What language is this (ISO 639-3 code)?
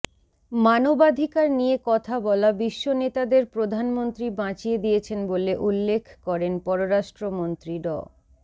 ben